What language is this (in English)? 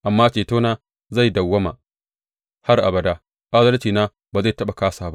Hausa